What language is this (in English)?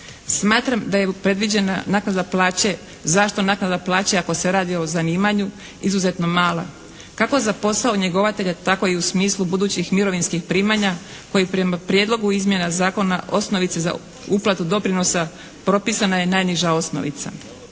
Croatian